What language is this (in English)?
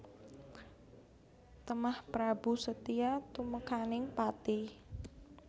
Javanese